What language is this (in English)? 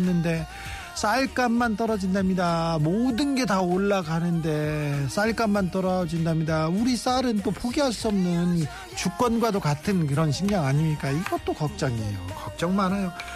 Korean